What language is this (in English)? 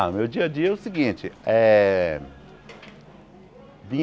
Portuguese